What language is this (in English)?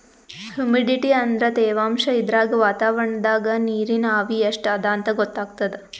Kannada